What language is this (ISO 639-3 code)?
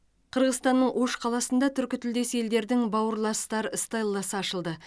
kaz